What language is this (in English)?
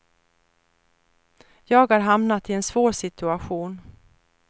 Swedish